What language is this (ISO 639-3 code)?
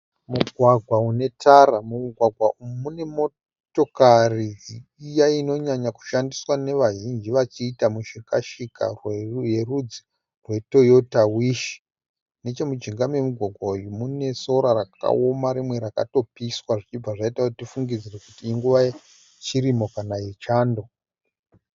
sna